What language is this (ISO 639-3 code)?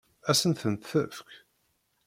kab